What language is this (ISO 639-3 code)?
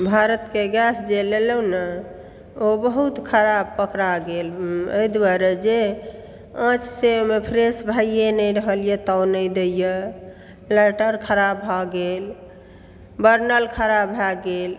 mai